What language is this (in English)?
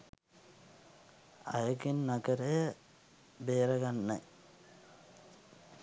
Sinhala